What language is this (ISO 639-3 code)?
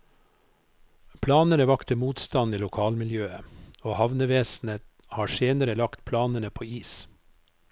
nor